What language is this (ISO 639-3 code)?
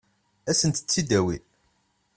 kab